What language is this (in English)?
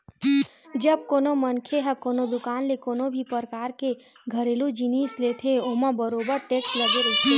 Chhattisgarhi